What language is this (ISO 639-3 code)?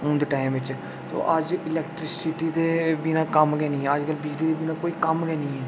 doi